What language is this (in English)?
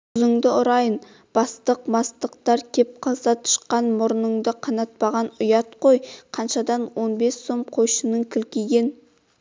Kazakh